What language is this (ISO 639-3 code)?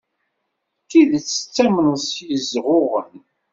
kab